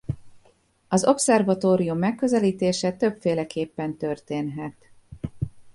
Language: Hungarian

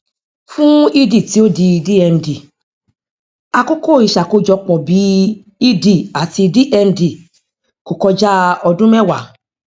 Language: Yoruba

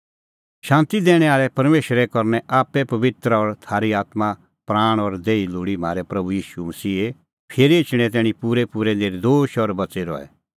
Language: Kullu Pahari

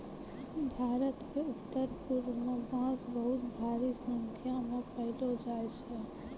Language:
Maithili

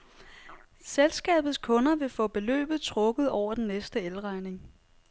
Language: Danish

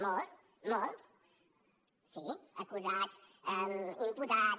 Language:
Catalan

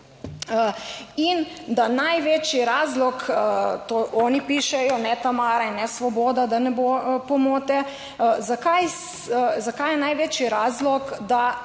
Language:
Slovenian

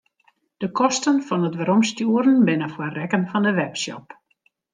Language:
Western Frisian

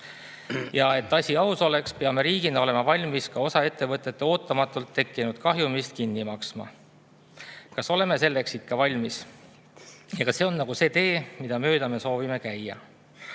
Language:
Estonian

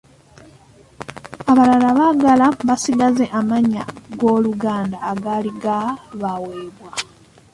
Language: Ganda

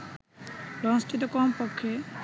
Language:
Bangla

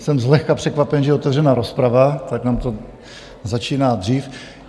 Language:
Czech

